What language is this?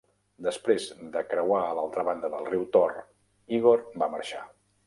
Catalan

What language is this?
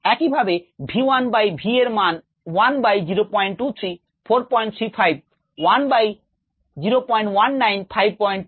Bangla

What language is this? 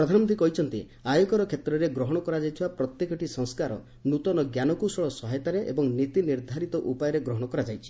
Odia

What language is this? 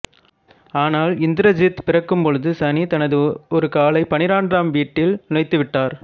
Tamil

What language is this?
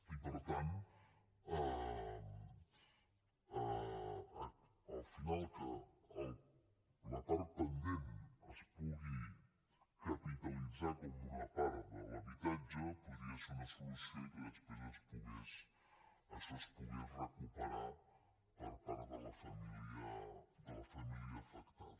Catalan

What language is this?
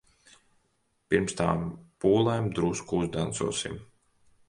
Latvian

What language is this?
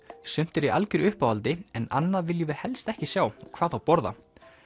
Icelandic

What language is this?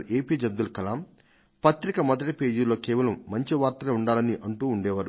Telugu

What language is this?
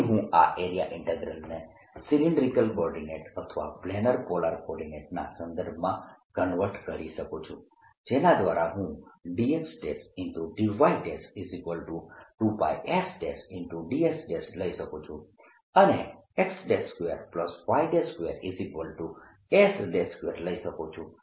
Gujarati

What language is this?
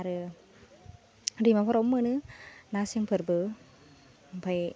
Bodo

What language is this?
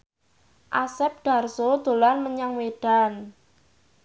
Javanese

